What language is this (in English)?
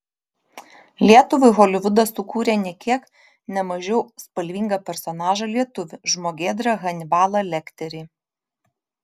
Lithuanian